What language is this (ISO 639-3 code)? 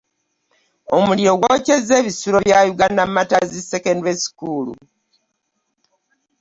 lug